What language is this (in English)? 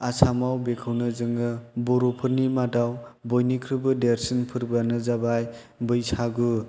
Bodo